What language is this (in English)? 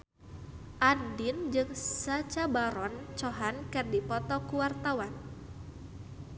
Sundanese